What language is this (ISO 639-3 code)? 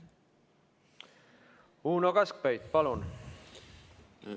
est